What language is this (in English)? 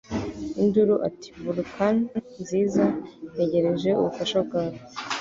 Kinyarwanda